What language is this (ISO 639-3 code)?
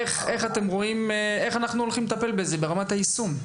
heb